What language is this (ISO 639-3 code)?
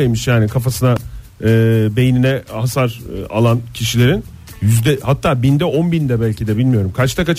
tur